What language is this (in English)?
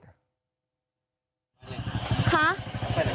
Thai